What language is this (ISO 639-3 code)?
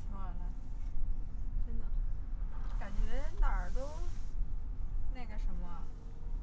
zho